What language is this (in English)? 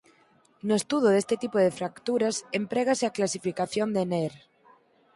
Galician